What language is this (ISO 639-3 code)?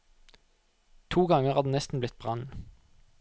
nor